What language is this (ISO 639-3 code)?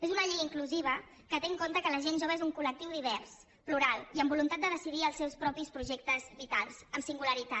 cat